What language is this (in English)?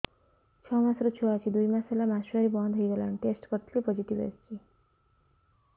Odia